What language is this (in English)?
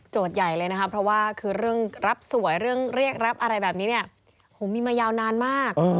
Thai